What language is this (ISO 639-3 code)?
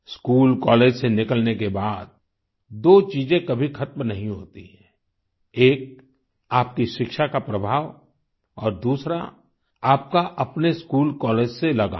hin